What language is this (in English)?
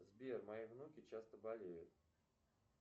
Russian